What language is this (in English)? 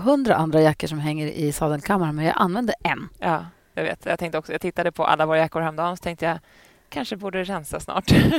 Swedish